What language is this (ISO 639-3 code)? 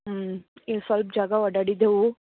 kan